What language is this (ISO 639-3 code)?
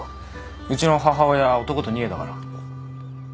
jpn